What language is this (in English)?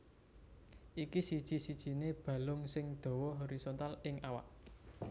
Javanese